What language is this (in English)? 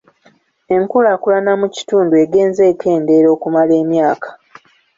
Ganda